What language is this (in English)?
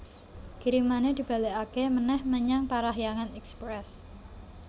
Javanese